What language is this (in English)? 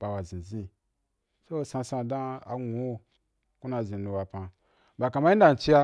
Wapan